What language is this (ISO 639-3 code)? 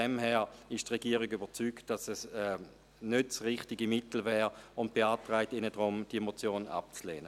gsw